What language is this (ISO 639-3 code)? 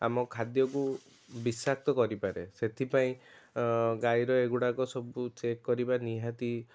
ori